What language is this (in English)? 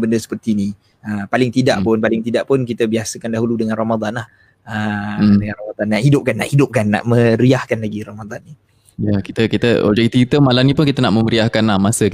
Malay